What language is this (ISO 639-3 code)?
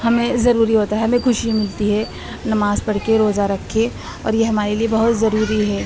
urd